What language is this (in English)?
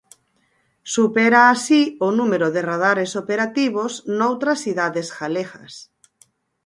Galician